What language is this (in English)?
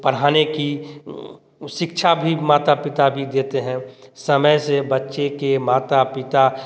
Hindi